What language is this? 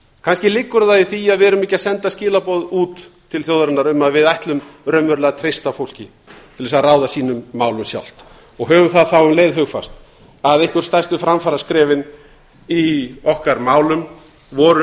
Icelandic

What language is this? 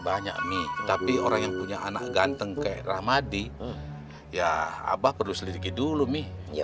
Indonesian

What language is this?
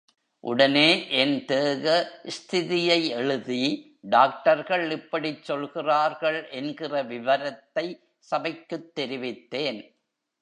Tamil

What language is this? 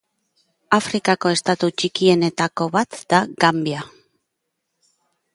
Basque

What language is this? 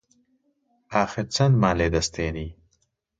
Central Kurdish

